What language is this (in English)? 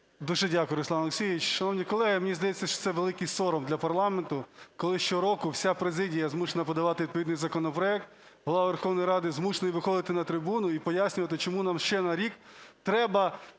Ukrainian